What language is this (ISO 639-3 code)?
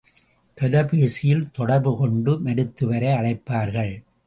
tam